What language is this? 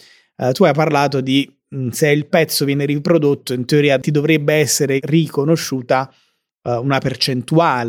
Italian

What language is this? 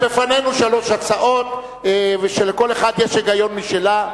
Hebrew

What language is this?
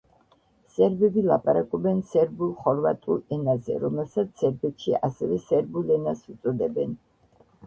Georgian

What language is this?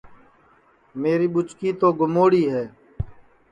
Sansi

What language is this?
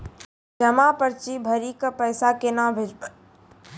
Maithili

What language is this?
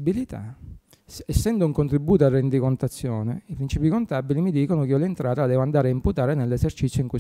Italian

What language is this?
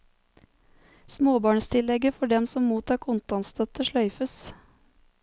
Norwegian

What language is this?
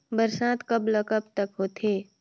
Chhattisgarhi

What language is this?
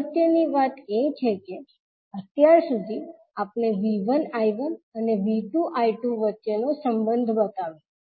Gujarati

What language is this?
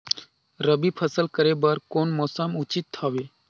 Chhattisgarhi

